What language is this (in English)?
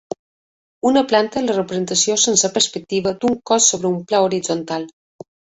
Catalan